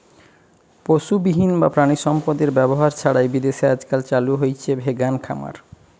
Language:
Bangla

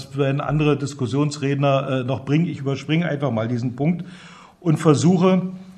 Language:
German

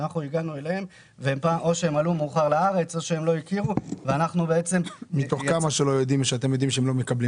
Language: Hebrew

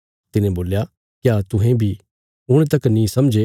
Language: Bilaspuri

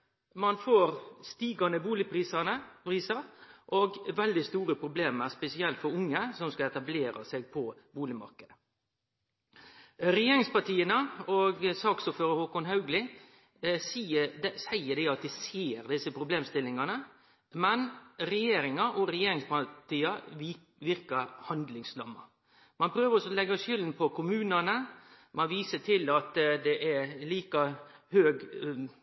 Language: Norwegian Nynorsk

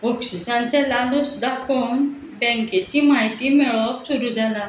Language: Konkani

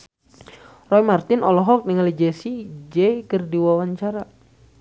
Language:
Sundanese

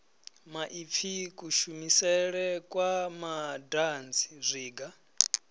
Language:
Venda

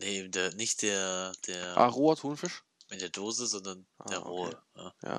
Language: German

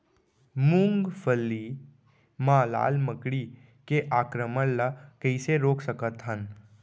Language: Chhattisgarhi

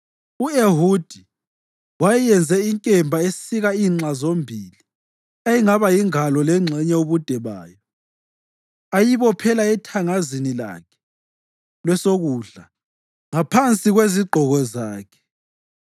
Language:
North Ndebele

